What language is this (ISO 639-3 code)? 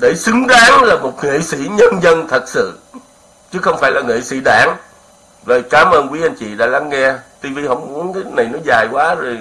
vie